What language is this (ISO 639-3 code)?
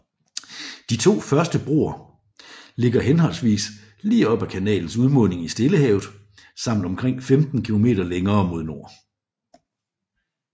dan